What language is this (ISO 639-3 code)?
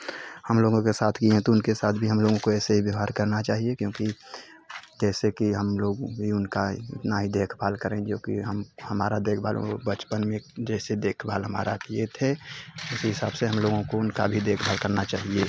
hin